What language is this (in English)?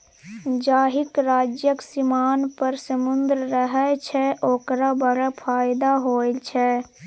Maithili